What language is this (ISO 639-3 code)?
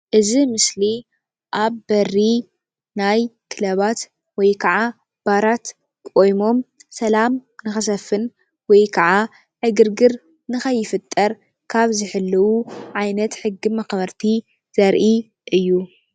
tir